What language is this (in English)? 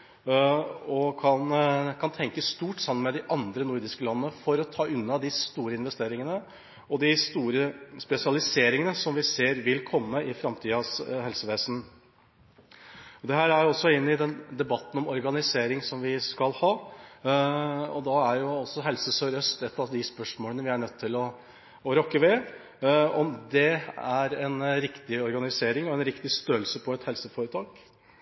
Norwegian Bokmål